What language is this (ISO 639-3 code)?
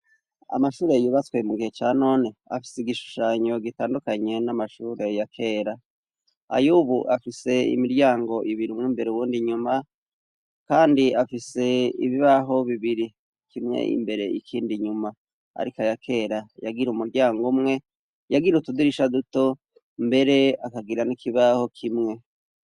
run